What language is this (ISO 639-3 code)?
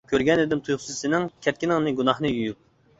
uig